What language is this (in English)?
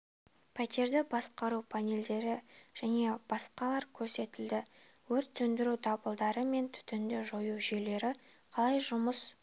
Kazakh